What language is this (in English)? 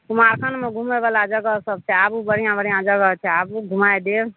Maithili